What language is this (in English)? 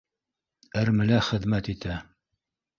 Bashkir